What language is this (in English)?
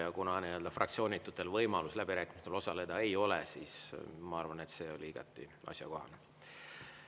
Estonian